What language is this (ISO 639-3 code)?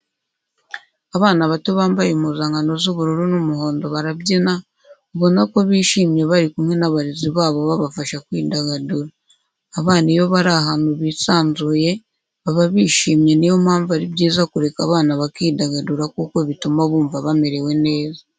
kin